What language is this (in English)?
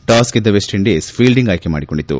Kannada